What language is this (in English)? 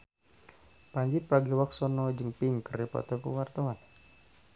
Sundanese